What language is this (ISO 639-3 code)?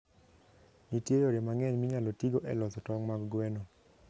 luo